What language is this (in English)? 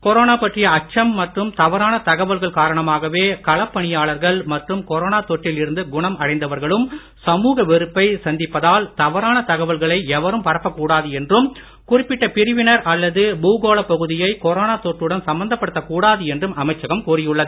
Tamil